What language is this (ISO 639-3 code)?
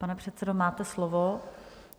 ces